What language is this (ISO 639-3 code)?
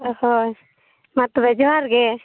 sat